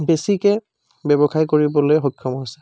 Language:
Assamese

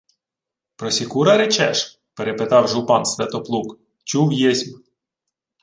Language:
Ukrainian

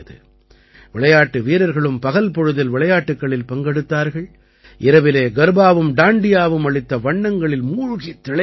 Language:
Tamil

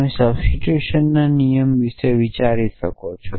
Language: Gujarati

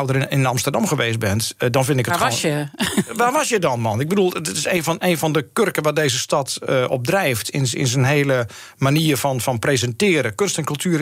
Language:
Dutch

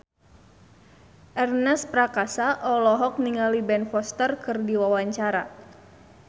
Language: Sundanese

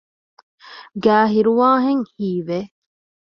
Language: Divehi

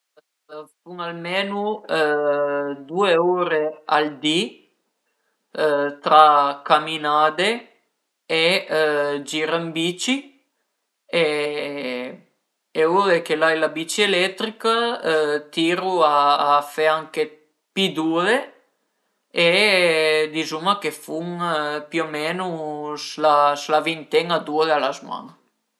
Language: Piedmontese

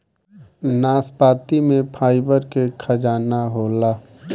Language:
Bhojpuri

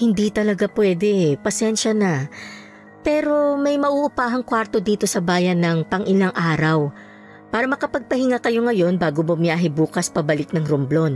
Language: Filipino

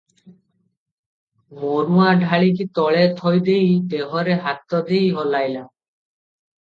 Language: Odia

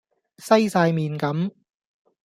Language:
Cantonese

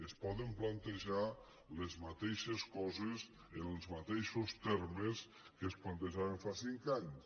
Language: Catalan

